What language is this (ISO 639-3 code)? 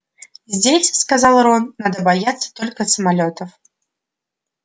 rus